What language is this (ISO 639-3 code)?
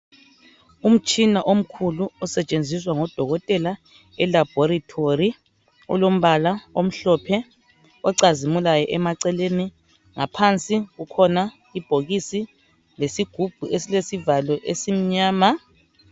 nde